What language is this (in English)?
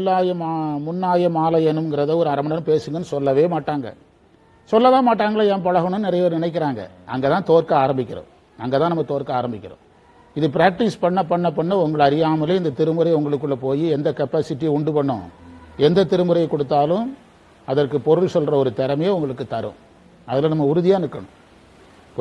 Tamil